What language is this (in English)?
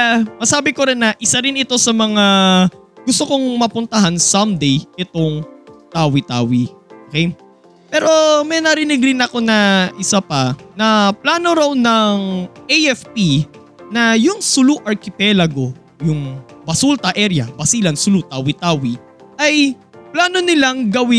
Filipino